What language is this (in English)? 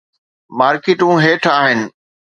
Sindhi